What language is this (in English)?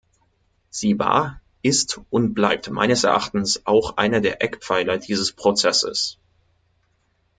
German